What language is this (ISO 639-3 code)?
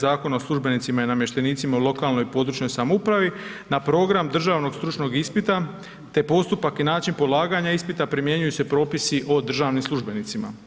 hrv